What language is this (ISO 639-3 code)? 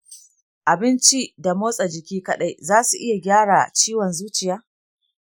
hau